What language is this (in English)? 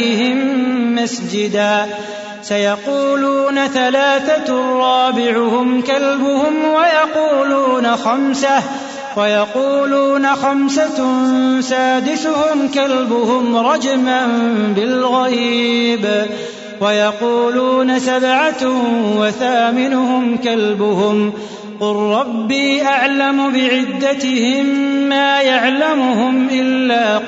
Arabic